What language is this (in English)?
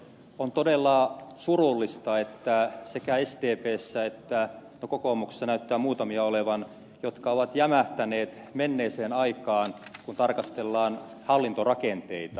Finnish